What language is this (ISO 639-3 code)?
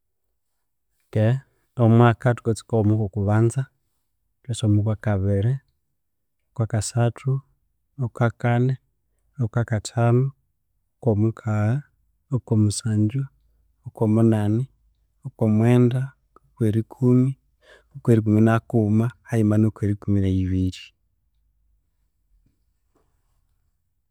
koo